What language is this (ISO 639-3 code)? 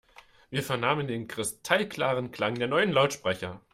deu